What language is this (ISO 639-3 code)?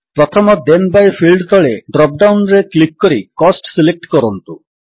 ori